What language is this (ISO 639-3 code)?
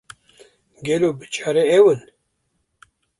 kur